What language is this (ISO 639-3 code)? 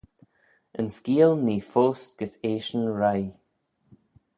glv